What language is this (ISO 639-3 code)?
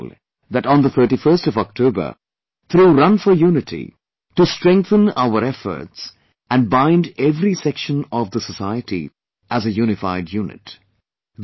eng